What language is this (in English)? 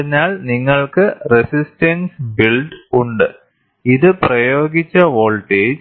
Malayalam